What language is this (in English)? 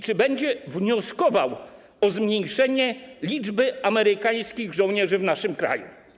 Polish